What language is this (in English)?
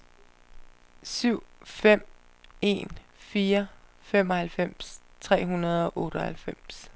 Danish